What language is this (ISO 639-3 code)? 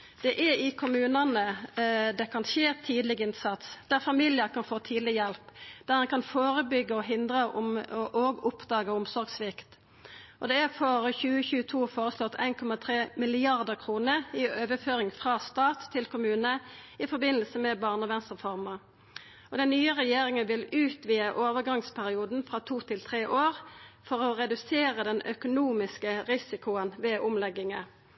nno